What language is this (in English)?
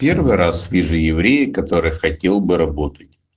Russian